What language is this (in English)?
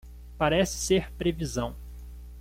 Portuguese